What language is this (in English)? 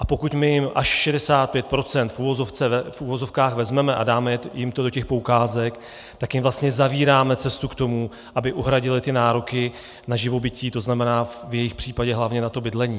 Czech